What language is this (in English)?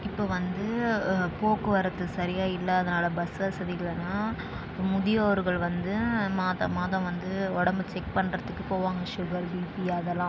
Tamil